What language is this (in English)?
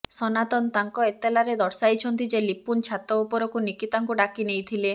Odia